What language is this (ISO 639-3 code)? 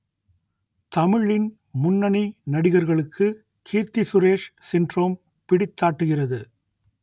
tam